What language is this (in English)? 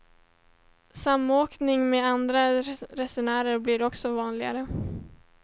Swedish